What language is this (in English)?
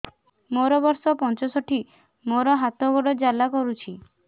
Odia